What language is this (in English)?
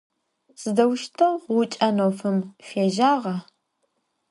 Adyghe